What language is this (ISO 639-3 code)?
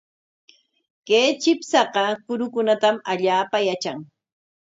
qwa